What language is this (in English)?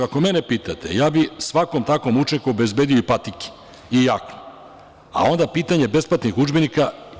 Serbian